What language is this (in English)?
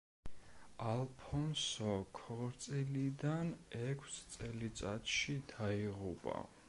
Georgian